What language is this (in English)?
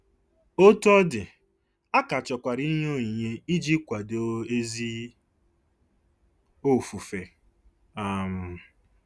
Igbo